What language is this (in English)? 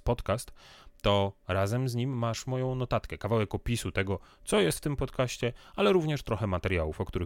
Polish